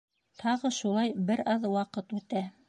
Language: Bashkir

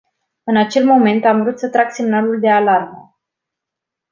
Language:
Romanian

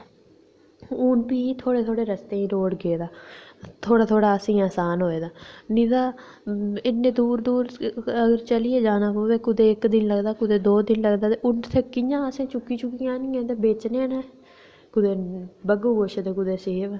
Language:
Dogri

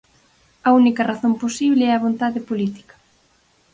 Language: Galician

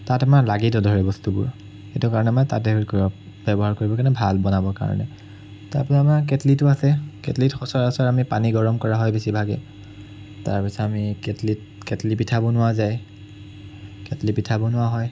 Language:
Assamese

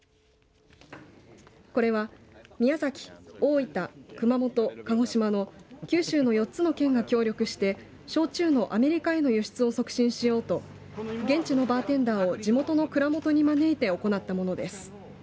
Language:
Japanese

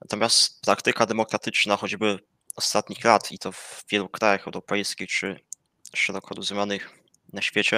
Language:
Polish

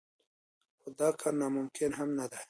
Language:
Pashto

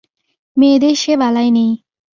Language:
Bangla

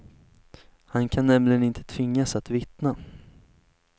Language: Swedish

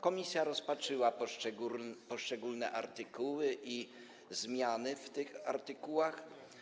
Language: Polish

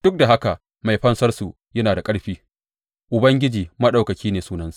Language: Hausa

